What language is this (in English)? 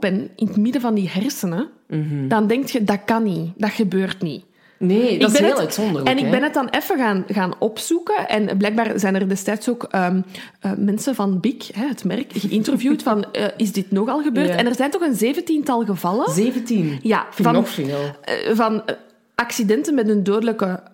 Dutch